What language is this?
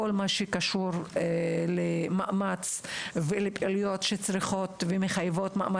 Hebrew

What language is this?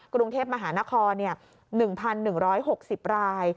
Thai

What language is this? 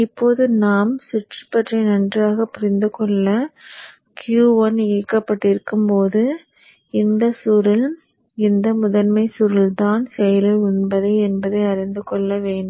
Tamil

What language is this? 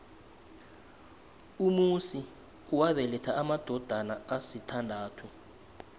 South Ndebele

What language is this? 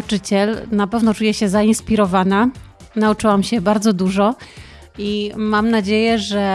Polish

